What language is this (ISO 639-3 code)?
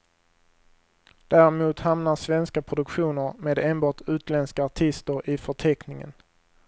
swe